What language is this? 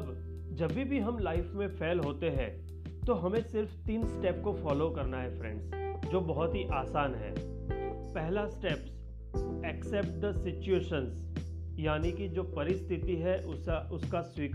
Hindi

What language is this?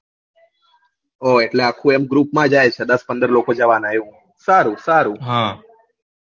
Gujarati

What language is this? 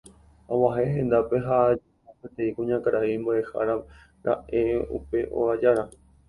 Guarani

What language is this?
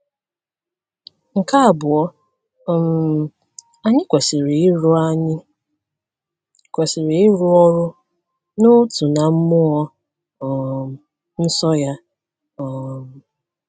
Igbo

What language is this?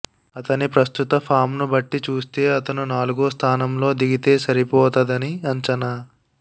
Telugu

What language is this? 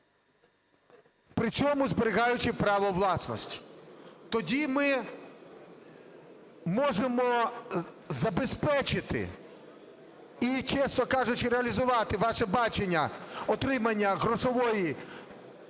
Ukrainian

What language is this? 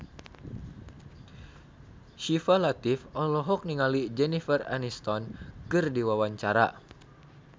Sundanese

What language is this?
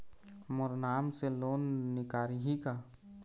Chhattisgarhi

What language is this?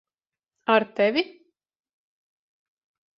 Latvian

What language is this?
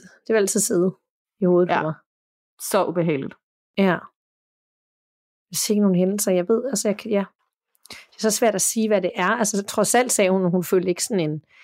Danish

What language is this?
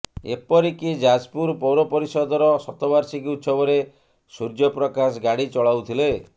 Odia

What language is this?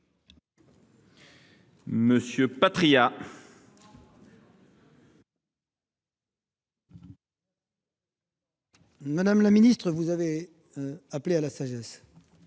French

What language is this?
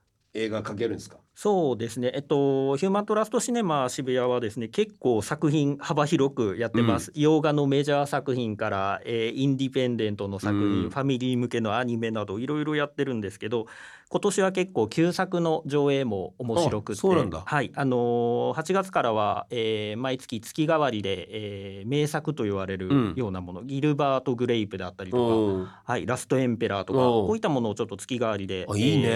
Japanese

